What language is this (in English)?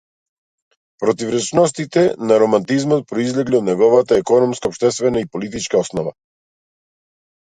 Macedonian